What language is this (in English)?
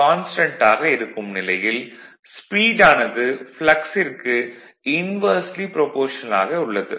Tamil